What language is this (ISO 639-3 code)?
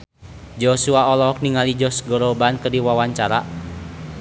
sun